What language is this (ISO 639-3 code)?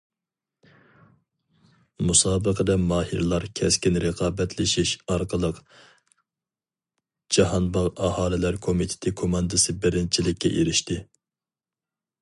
uig